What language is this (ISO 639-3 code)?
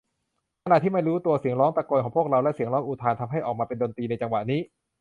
tha